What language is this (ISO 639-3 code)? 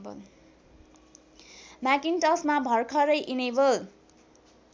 nep